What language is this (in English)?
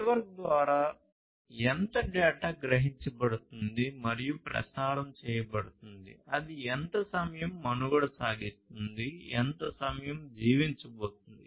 Telugu